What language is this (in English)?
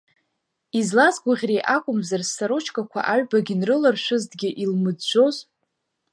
Abkhazian